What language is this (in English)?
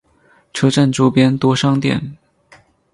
Chinese